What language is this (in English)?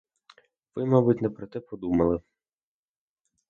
Ukrainian